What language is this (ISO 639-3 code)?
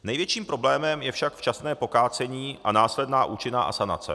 ces